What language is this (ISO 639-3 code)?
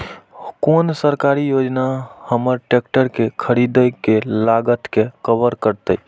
mai